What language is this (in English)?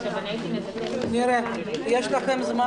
Hebrew